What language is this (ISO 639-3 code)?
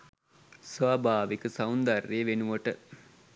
sin